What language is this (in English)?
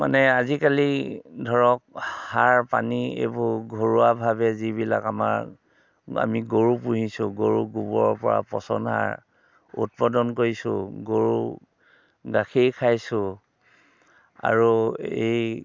Assamese